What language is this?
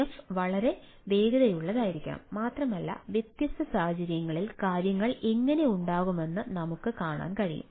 Malayalam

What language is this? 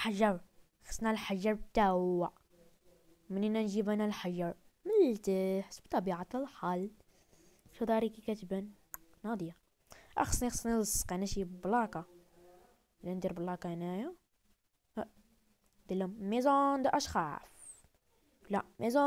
Arabic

